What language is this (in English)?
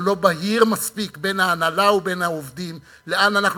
Hebrew